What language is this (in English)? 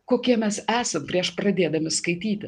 Lithuanian